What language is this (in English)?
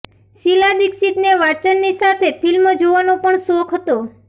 Gujarati